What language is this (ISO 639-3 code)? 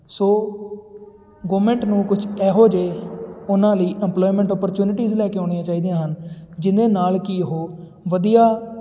pan